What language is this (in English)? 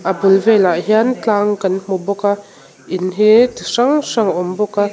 Mizo